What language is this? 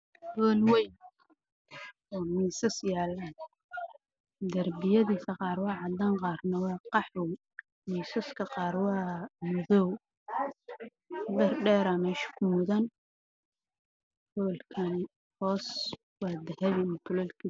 Somali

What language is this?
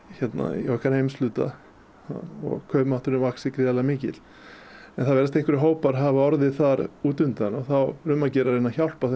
Icelandic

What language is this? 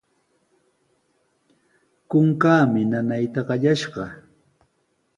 Sihuas Ancash Quechua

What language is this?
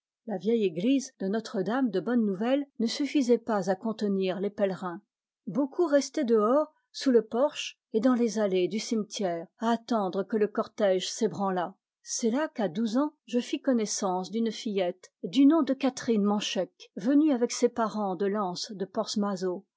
French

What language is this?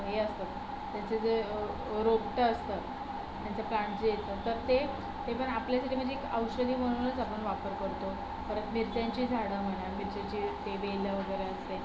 Marathi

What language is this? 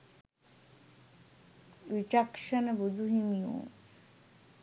Sinhala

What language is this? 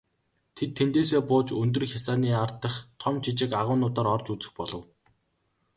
Mongolian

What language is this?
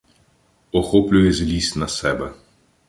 Ukrainian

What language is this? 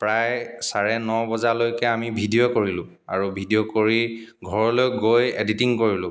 Assamese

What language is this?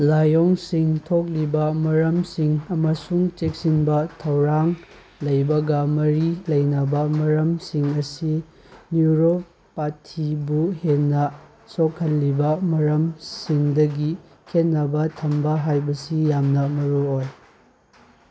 Manipuri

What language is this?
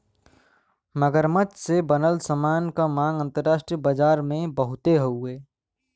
Bhojpuri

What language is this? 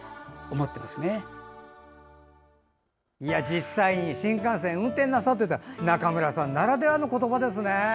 Japanese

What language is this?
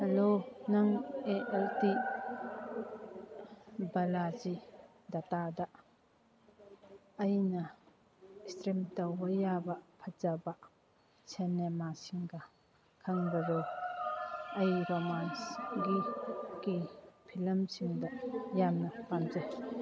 Manipuri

